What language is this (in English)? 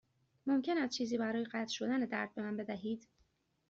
Persian